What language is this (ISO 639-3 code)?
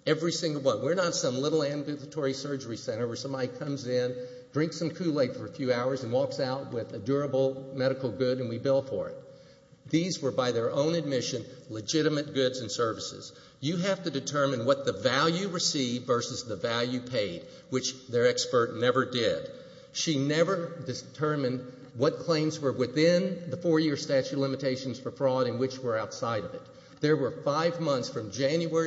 eng